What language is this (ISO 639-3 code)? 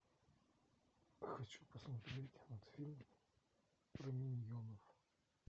rus